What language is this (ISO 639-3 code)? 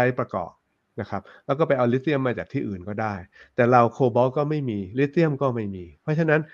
tha